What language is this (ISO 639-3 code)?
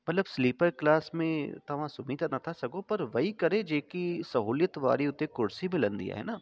snd